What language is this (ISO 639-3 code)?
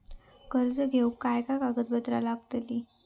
mar